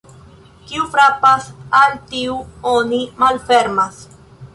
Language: Esperanto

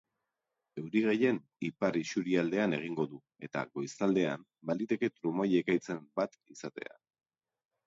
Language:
Basque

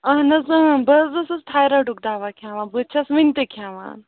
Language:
Kashmiri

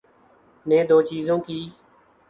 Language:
Urdu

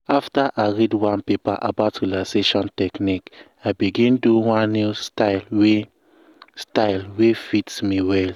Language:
Nigerian Pidgin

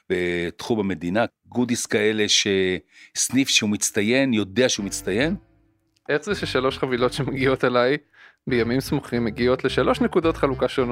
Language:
Hebrew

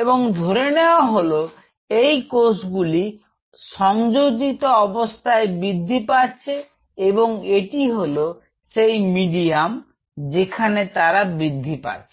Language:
Bangla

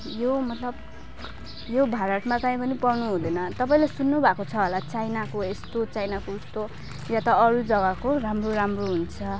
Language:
Nepali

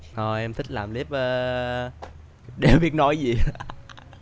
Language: Vietnamese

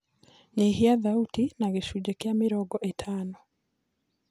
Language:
Kikuyu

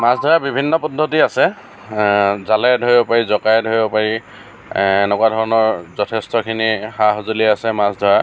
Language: Assamese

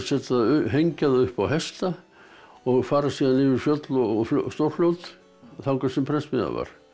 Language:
Icelandic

